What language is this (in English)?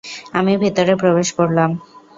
Bangla